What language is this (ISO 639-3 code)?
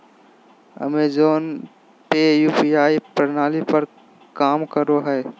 mag